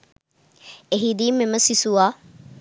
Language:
Sinhala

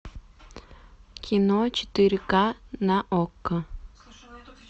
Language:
Russian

